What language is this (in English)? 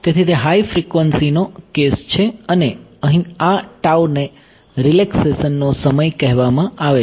Gujarati